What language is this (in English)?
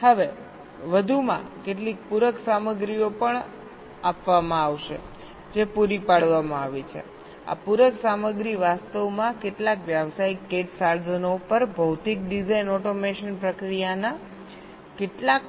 Gujarati